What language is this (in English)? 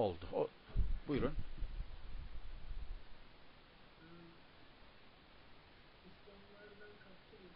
Turkish